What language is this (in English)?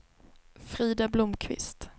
Swedish